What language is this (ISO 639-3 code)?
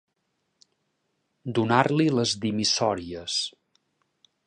cat